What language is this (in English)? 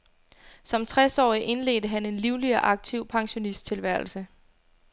Danish